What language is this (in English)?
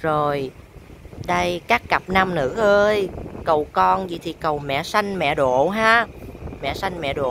Vietnamese